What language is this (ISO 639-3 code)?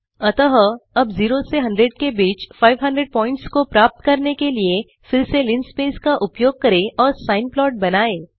hin